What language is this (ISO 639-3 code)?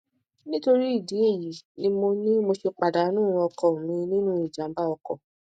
yor